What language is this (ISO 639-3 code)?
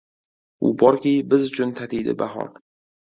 uzb